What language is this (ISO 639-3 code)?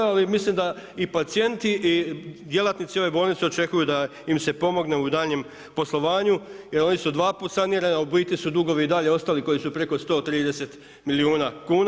hrv